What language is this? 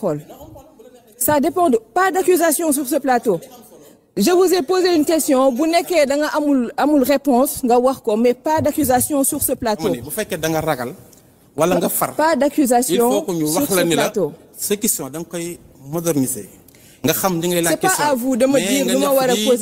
French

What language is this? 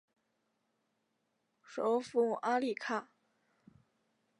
Chinese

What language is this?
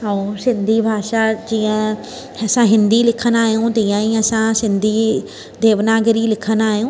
Sindhi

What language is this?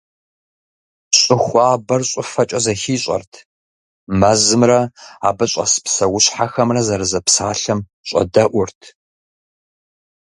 Kabardian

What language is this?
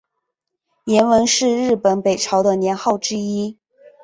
Chinese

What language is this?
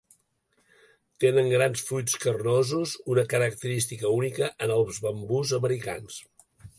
Catalan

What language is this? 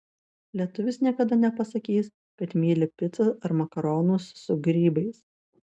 Lithuanian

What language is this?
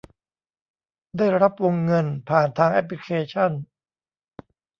Thai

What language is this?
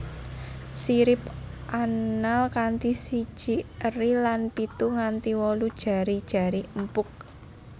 Javanese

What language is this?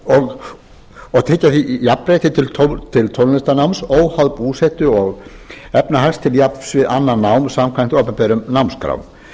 Icelandic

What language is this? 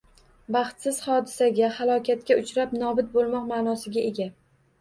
Uzbek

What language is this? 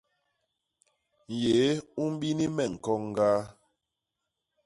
Basaa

